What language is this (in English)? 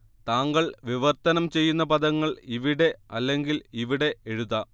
Malayalam